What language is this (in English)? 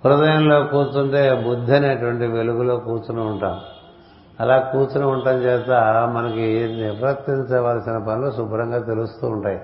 Telugu